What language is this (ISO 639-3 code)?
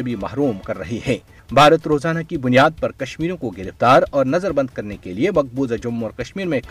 urd